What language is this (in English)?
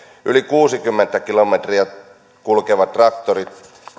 Finnish